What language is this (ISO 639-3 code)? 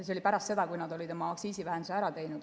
est